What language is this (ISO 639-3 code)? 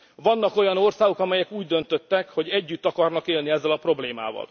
hun